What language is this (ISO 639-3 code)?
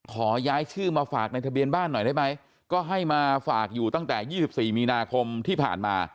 tha